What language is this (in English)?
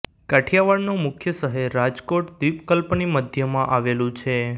Gujarati